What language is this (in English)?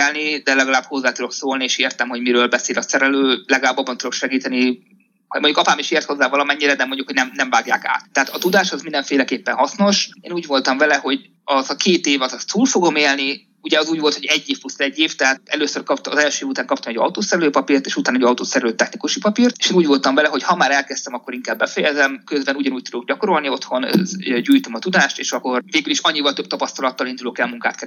Hungarian